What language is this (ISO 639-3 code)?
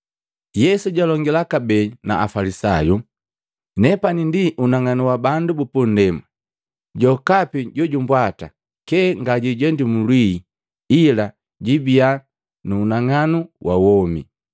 mgv